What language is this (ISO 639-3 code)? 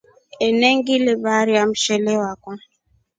rof